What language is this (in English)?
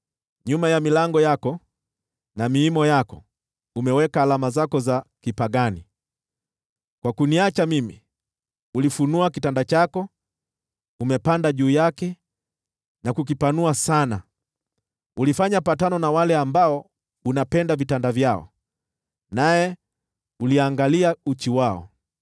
Swahili